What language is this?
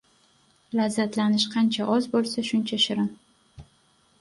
Uzbek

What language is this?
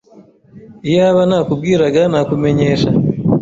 Kinyarwanda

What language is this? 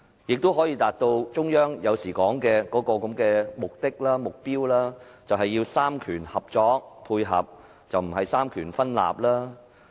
Cantonese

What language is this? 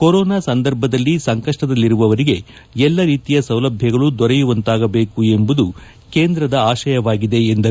Kannada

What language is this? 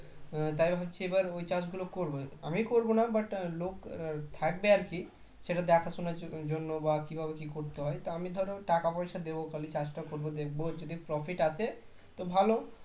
Bangla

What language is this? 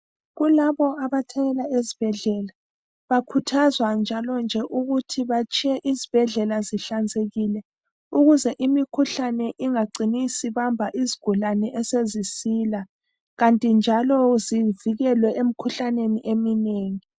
North Ndebele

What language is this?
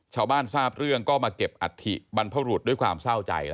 Thai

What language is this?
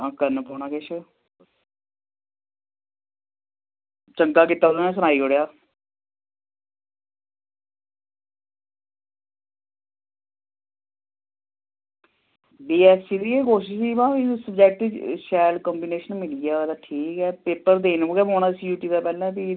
Dogri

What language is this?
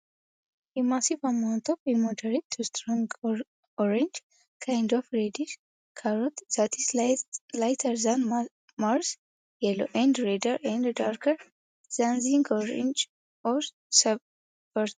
Amharic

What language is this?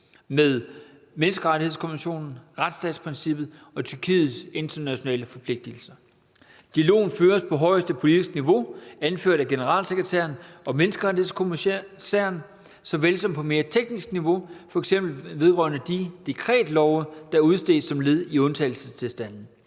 Danish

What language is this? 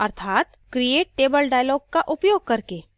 Hindi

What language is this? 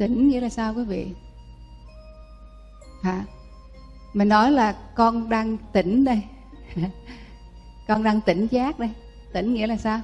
Vietnamese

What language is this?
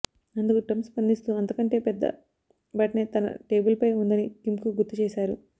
Telugu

